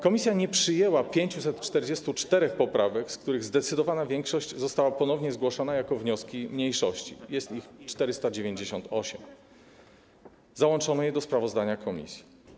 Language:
Polish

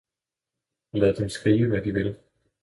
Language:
Danish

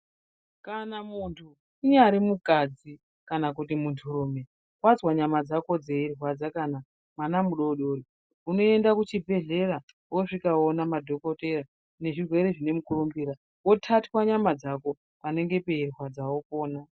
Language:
Ndau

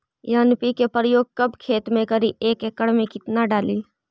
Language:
Magahi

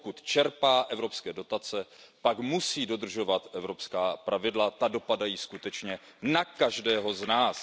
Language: Czech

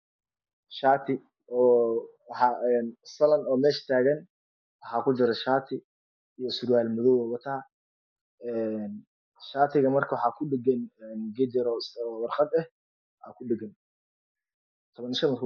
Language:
Somali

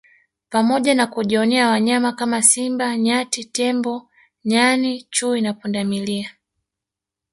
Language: Swahili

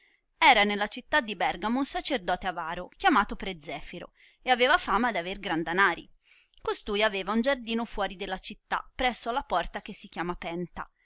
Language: Italian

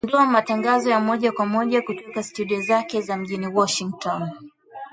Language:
Swahili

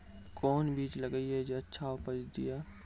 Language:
Maithili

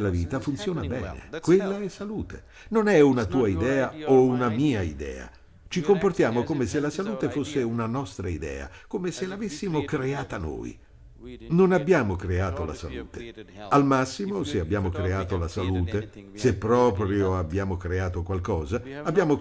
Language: Italian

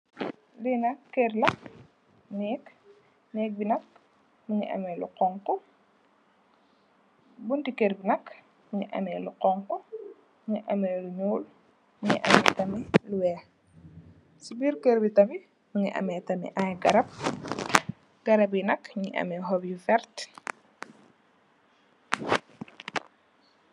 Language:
Wolof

